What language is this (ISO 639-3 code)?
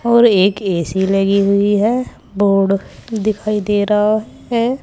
hin